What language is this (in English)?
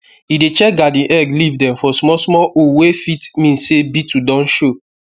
Nigerian Pidgin